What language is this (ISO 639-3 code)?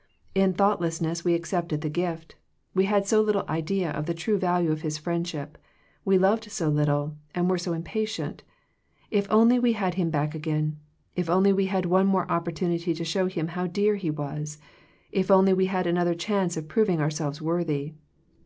eng